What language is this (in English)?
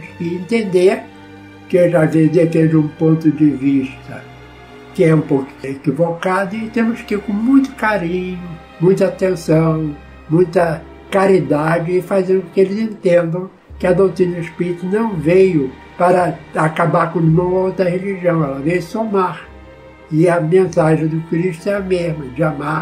Portuguese